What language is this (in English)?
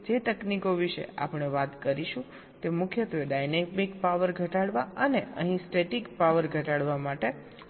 Gujarati